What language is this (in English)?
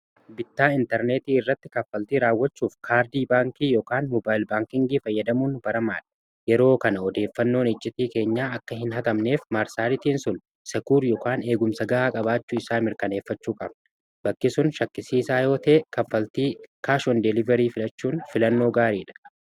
Oromo